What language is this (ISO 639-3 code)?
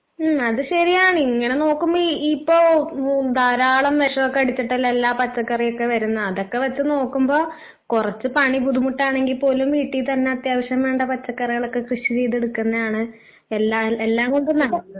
mal